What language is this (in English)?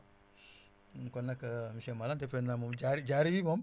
Wolof